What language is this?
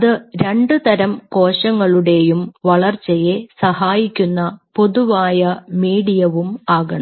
Malayalam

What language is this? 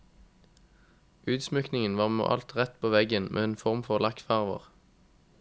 Norwegian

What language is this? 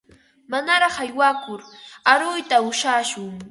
Ambo-Pasco Quechua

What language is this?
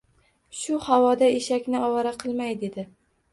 Uzbek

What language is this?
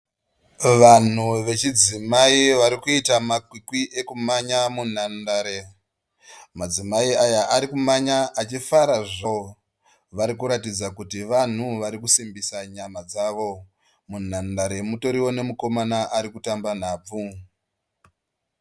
Shona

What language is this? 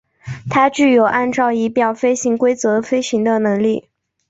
Chinese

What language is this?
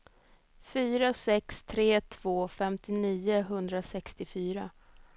Swedish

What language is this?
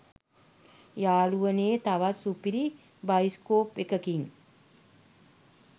Sinhala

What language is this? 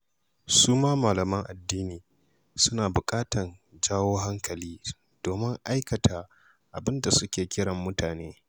Hausa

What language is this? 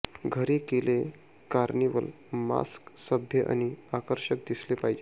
Marathi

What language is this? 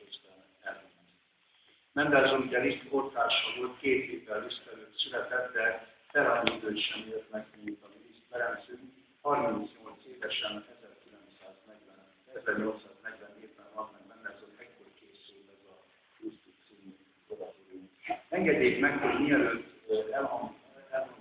Hungarian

